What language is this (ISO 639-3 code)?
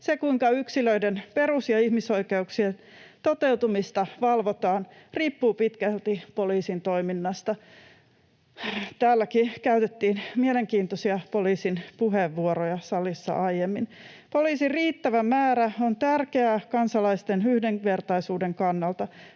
fin